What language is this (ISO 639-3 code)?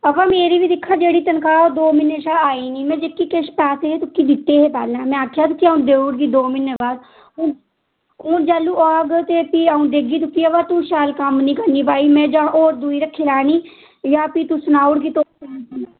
doi